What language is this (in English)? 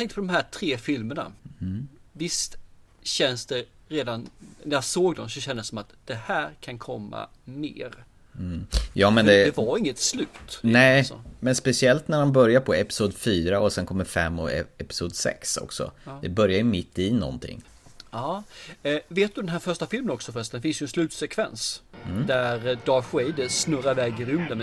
Swedish